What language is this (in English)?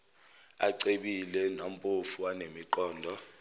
Zulu